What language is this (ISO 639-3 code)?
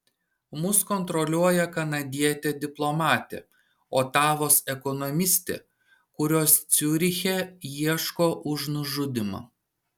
lit